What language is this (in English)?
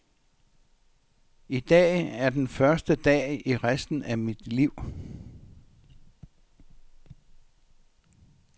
Danish